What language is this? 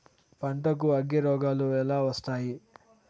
Telugu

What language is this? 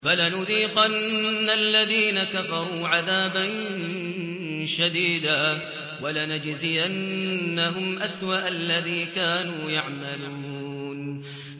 Arabic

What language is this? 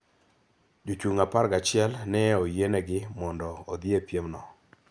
Luo (Kenya and Tanzania)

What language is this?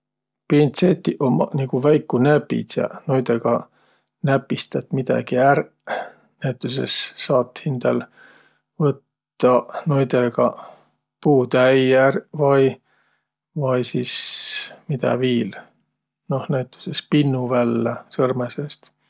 Võro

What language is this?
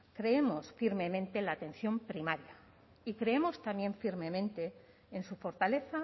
Spanish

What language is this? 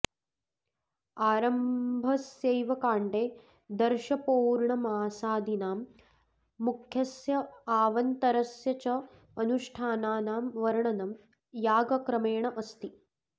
Sanskrit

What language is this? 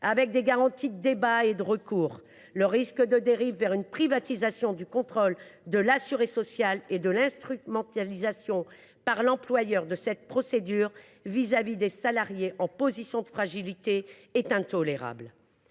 French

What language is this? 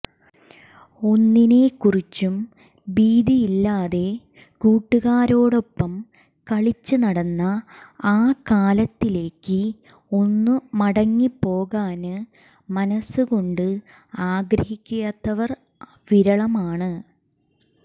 Malayalam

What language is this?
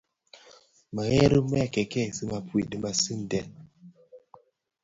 Bafia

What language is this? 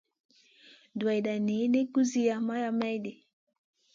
Masana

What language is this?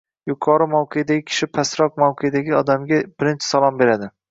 Uzbek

